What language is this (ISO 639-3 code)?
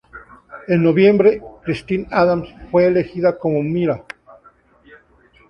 spa